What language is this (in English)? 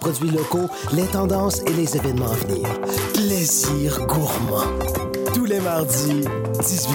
French